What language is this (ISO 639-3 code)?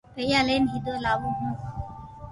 lrk